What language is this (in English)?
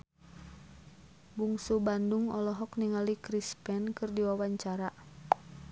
Sundanese